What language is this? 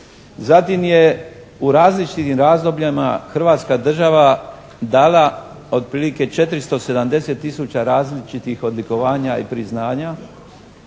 Croatian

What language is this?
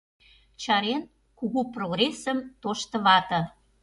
Mari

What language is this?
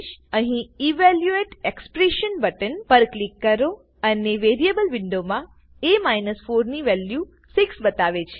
Gujarati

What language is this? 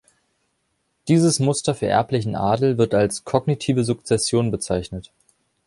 German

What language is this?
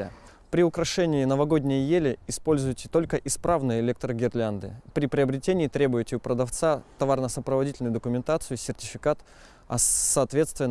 Russian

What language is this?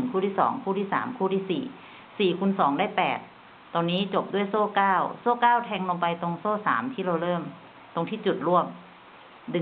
Thai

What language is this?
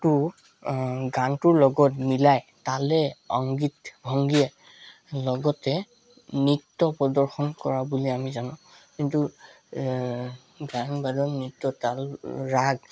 Assamese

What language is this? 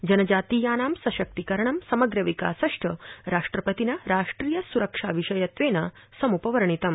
Sanskrit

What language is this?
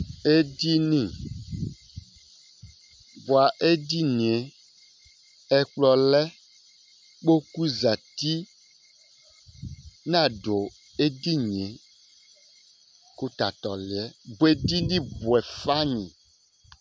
Ikposo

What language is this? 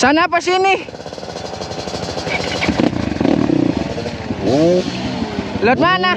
Indonesian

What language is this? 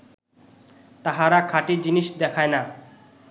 Bangla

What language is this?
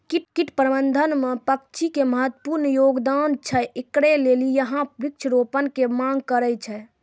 Maithili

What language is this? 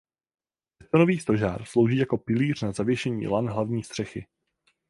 Czech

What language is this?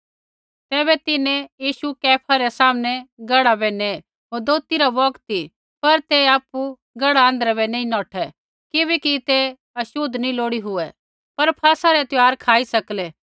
Kullu Pahari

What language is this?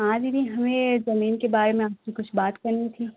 Hindi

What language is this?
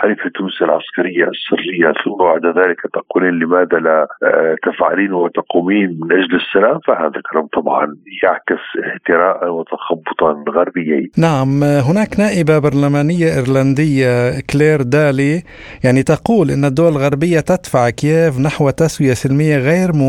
Arabic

